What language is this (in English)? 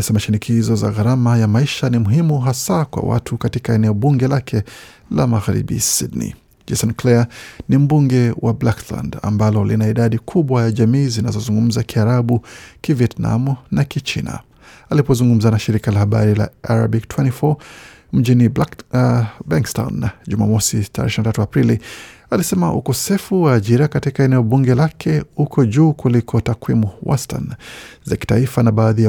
Swahili